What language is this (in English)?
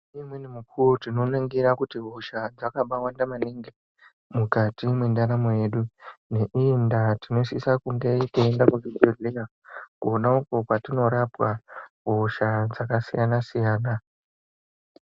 Ndau